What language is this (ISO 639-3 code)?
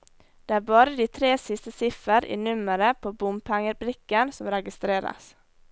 nor